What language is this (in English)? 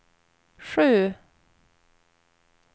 Swedish